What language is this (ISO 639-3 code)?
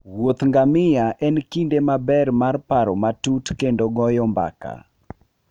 luo